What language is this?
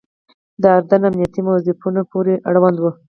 Pashto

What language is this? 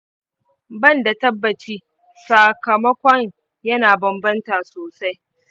Hausa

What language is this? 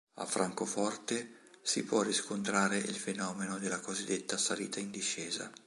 Italian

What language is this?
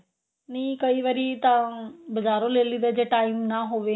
Punjabi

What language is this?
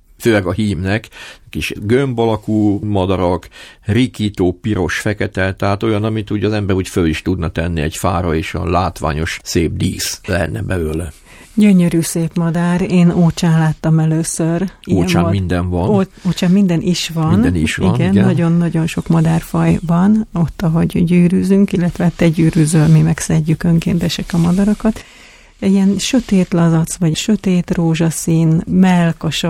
Hungarian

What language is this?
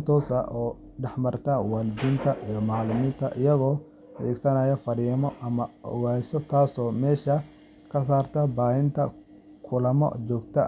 Somali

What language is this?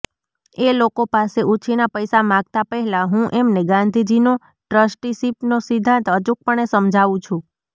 Gujarati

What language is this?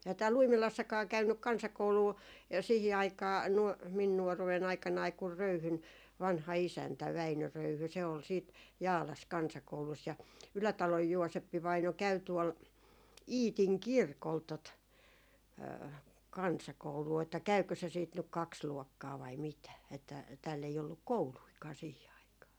Finnish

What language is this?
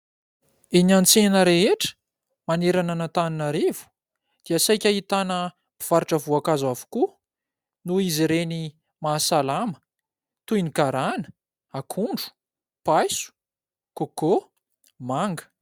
Malagasy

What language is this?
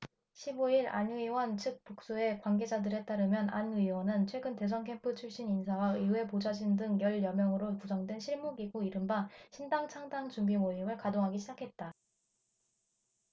Korean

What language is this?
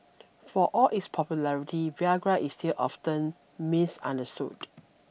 English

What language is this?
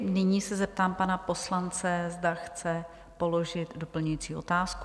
Czech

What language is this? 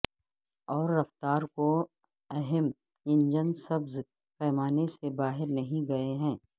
Urdu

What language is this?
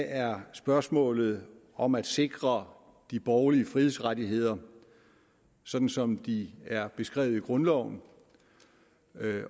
Danish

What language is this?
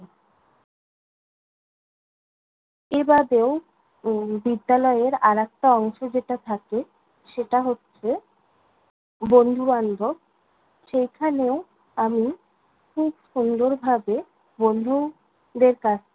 Bangla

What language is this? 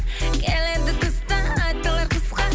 Kazakh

